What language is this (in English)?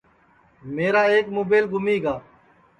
Sansi